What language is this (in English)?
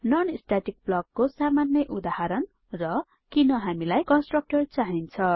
Nepali